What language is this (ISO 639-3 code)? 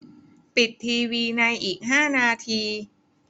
tha